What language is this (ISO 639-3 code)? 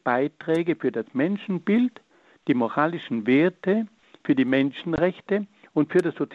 deu